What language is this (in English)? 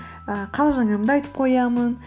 Kazakh